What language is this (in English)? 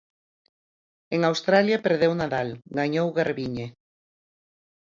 Galician